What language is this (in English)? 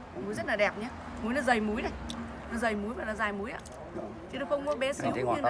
Vietnamese